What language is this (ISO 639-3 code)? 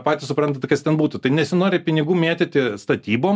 lit